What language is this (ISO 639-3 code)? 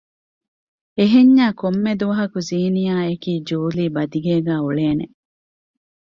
div